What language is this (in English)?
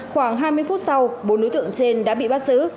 Vietnamese